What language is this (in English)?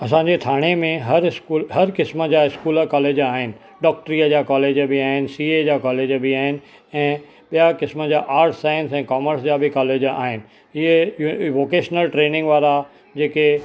Sindhi